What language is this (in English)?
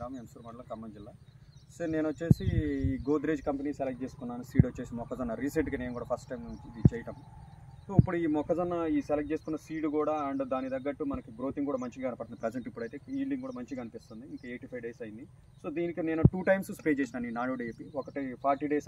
Telugu